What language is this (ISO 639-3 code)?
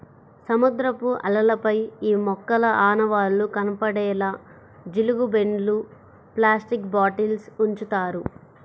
tel